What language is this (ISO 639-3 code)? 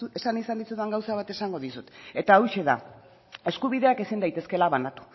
eus